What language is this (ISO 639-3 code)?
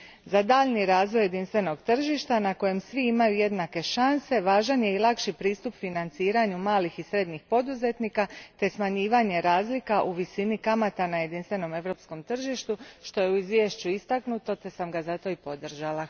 hrv